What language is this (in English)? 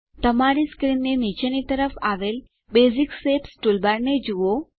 Gujarati